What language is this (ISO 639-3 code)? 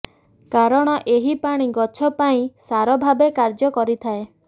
ori